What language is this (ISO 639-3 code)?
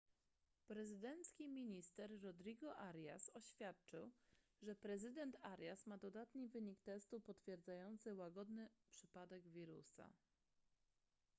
pol